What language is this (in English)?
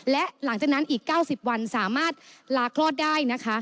Thai